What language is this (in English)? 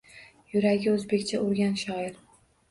Uzbek